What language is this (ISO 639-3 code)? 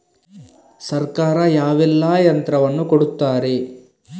kan